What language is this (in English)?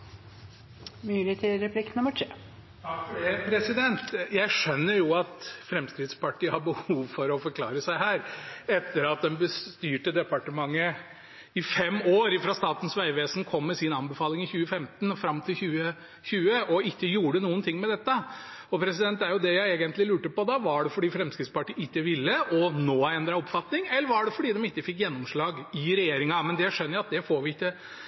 Norwegian